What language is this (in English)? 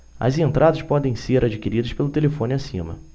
Portuguese